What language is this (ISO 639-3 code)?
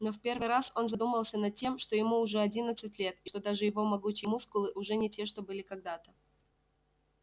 rus